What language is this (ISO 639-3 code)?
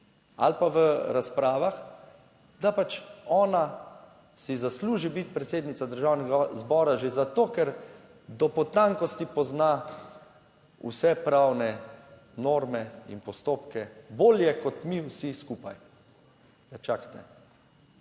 slv